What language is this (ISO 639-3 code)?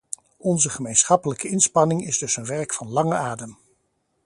nld